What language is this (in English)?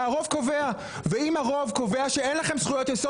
Hebrew